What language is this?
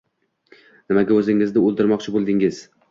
Uzbek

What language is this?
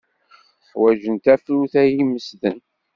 Kabyle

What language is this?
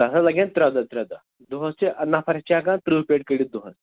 Kashmiri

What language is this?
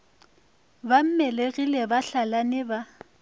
Northern Sotho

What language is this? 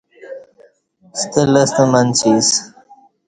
Kati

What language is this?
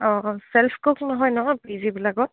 Assamese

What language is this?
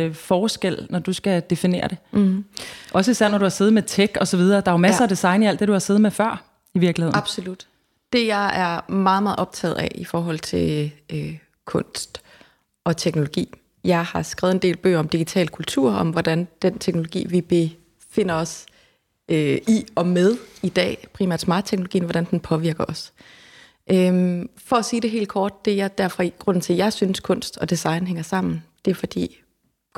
Danish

